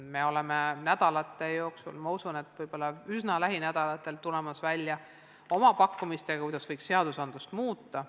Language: Estonian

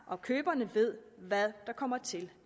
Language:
Danish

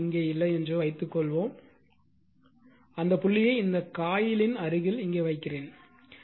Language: Tamil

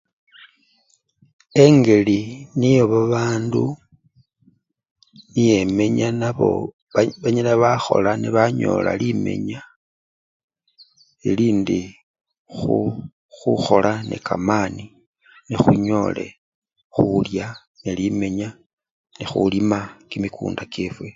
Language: Luyia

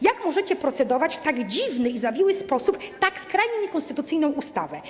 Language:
Polish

